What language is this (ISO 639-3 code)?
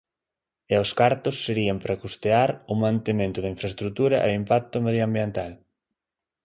glg